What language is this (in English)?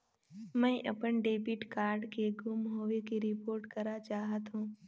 Chhattisgarhi